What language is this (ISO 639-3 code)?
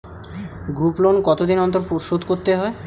ben